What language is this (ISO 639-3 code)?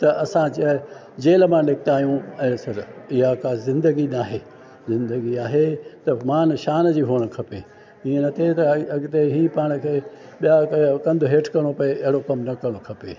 snd